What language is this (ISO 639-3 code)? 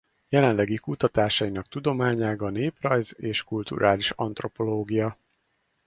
hun